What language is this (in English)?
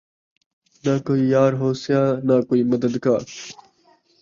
Saraiki